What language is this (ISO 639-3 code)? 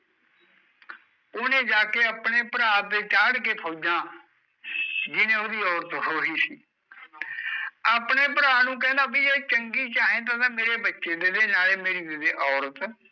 pan